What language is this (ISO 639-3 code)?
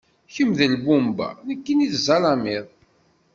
kab